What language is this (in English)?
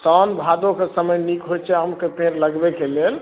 Maithili